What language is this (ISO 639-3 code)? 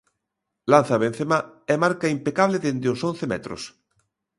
glg